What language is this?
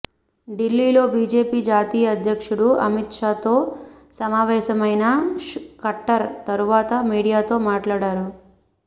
Telugu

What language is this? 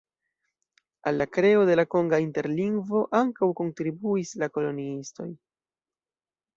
Esperanto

